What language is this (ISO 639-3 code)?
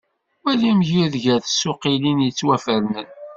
kab